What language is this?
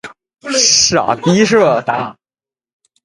Chinese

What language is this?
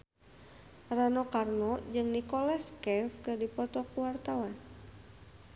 Sundanese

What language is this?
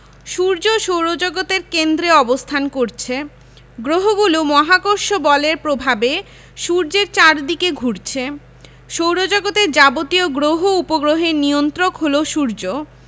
Bangla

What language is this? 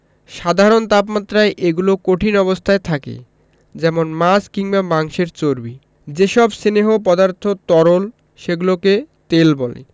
Bangla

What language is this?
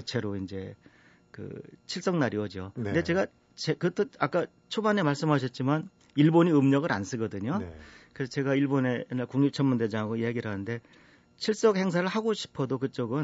Korean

